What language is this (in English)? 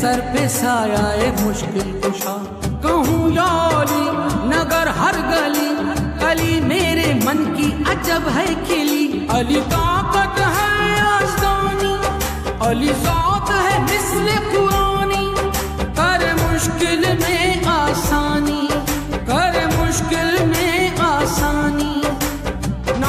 Arabic